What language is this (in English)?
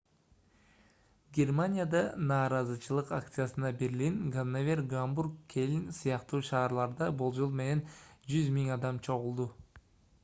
Kyrgyz